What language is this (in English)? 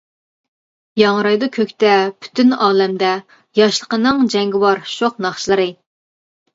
Uyghur